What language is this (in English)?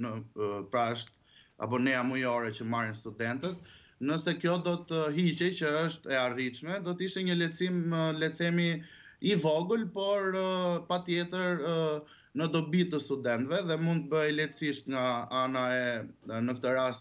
Romanian